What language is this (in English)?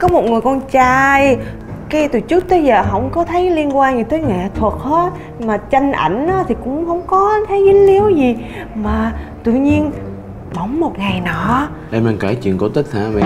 Vietnamese